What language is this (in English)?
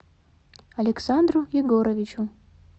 Russian